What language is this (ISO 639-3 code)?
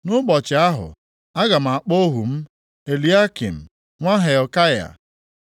ibo